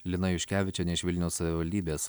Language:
Lithuanian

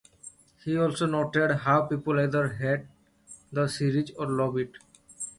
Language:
English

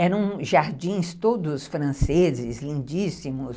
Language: Portuguese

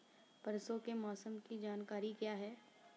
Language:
Hindi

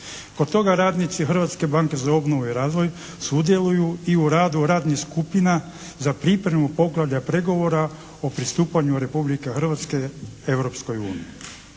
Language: Croatian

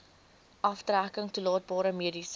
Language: Afrikaans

